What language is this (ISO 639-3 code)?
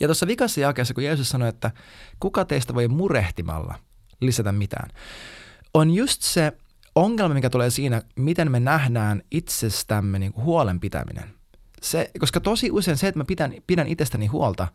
fin